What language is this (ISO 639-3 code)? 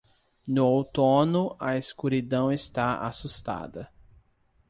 por